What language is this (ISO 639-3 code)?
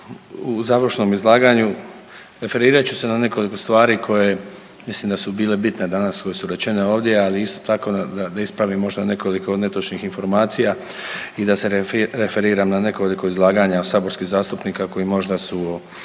hrv